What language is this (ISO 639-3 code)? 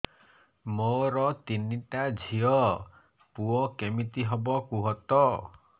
ori